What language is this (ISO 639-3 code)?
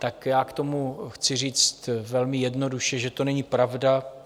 ces